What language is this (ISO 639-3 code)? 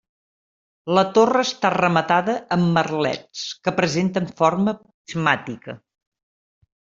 cat